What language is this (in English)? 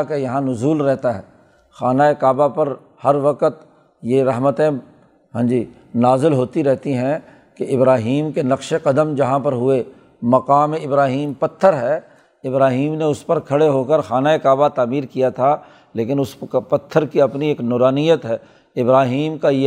Urdu